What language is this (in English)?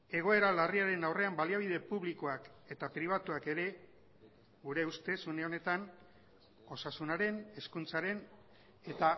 Basque